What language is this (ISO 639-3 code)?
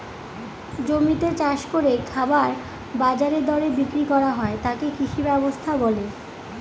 ben